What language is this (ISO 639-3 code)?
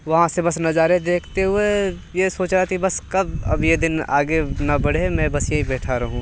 hin